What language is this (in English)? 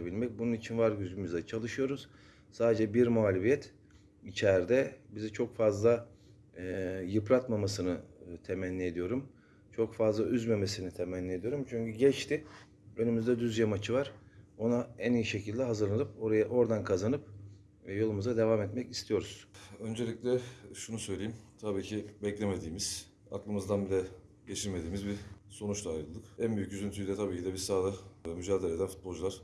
Turkish